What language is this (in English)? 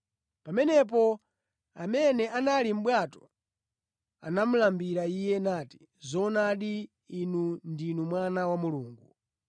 Nyanja